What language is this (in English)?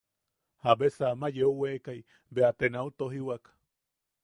Yaqui